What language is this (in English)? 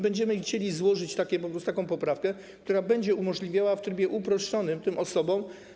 Polish